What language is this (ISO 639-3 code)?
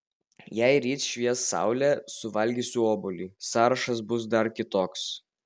lit